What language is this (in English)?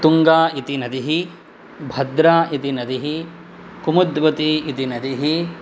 Sanskrit